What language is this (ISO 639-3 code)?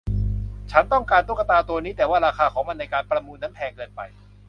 tha